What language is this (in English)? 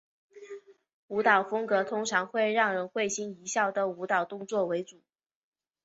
Chinese